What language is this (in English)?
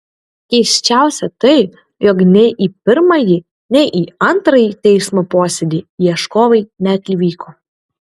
Lithuanian